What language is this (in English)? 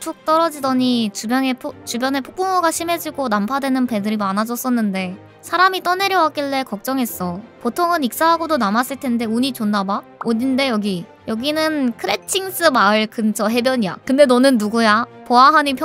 Korean